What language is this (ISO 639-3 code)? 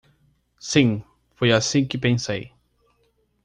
por